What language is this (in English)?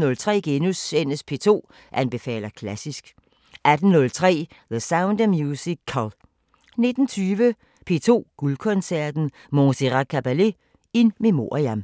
Danish